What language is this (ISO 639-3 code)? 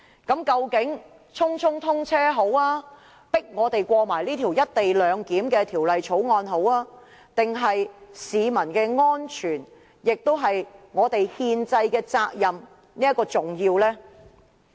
yue